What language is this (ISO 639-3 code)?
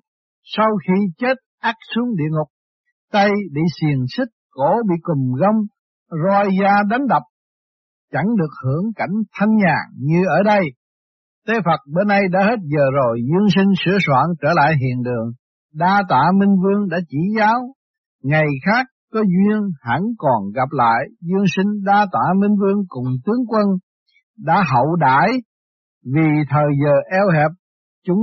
vie